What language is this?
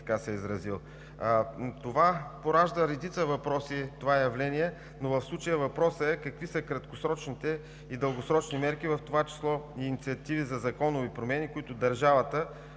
Bulgarian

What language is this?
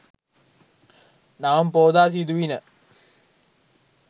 Sinhala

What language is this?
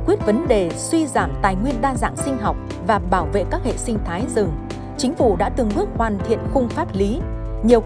Vietnamese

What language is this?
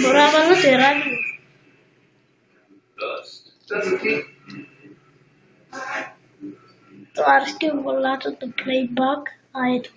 Greek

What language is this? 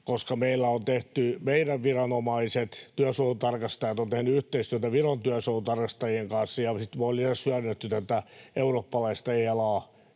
Finnish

